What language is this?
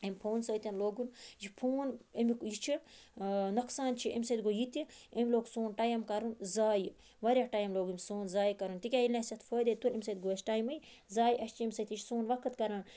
Kashmiri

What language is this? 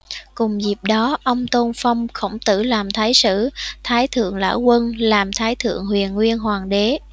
Vietnamese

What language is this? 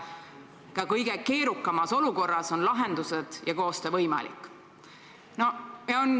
Estonian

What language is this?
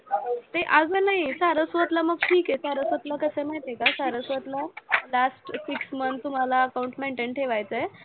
Marathi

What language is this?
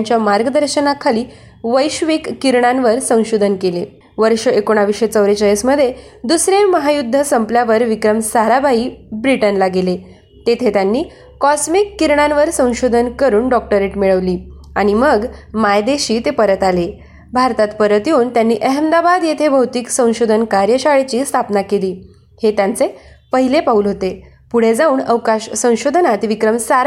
Marathi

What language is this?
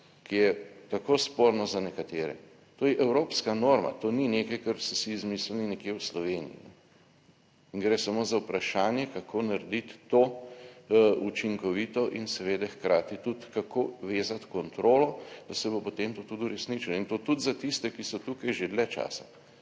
Slovenian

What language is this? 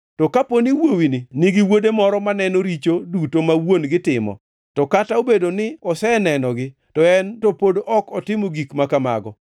Luo (Kenya and Tanzania)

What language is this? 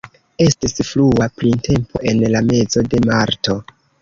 Esperanto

